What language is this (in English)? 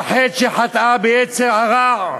Hebrew